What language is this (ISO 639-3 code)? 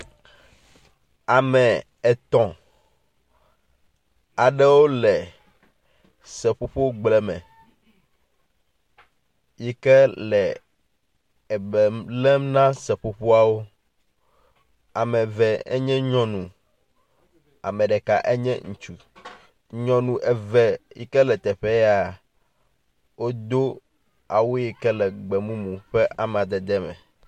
ewe